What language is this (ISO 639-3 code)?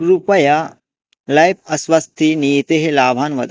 san